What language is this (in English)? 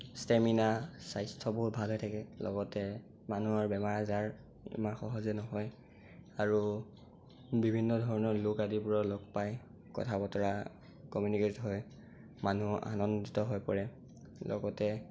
Assamese